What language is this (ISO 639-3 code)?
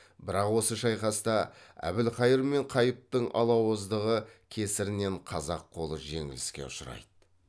kaz